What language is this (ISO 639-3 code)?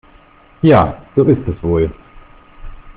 deu